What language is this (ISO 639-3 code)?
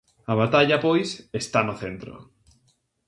glg